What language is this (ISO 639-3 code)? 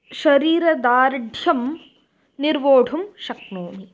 san